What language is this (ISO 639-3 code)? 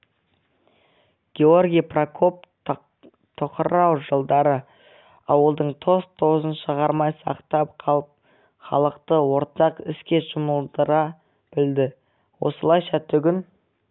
kaz